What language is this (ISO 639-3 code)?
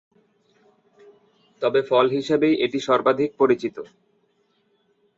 ben